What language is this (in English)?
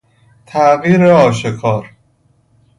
Persian